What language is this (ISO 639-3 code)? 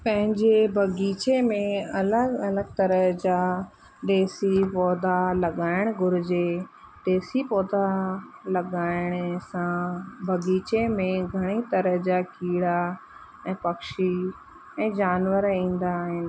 snd